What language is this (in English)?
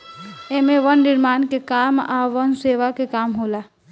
Bhojpuri